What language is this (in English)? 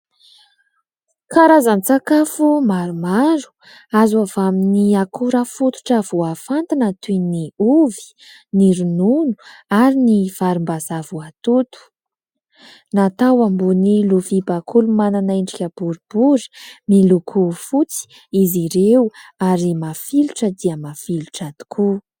Malagasy